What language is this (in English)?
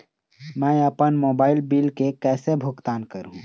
Chhattisgarhi